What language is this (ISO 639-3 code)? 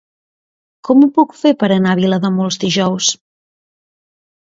cat